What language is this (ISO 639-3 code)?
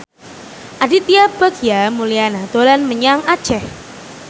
jav